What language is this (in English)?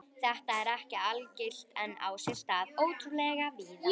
Icelandic